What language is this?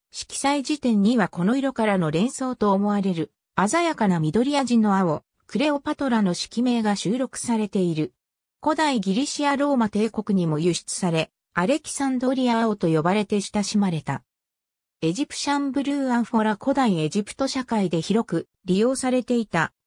Japanese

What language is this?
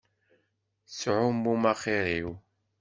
Kabyle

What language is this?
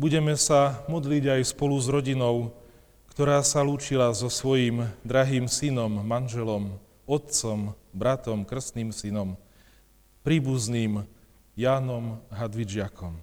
Slovak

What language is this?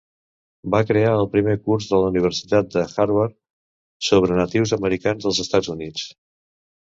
Catalan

